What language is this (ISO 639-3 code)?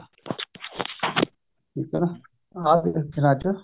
pan